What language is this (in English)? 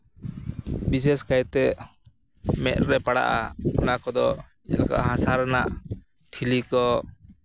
Santali